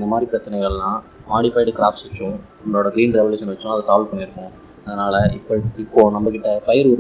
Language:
Tamil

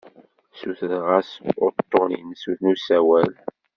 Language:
Kabyle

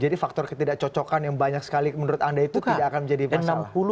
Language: Indonesian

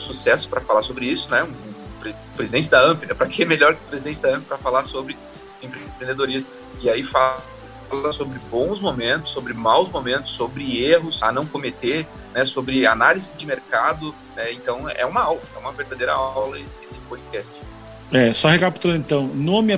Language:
Portuguese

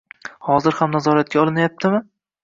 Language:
Uzbek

